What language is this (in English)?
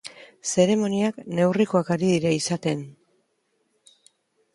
Basque